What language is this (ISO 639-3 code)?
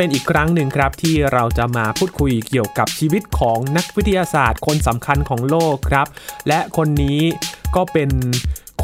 tha